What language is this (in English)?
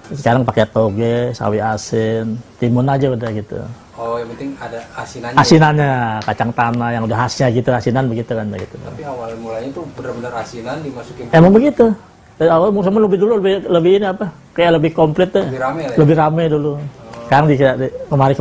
Indonesian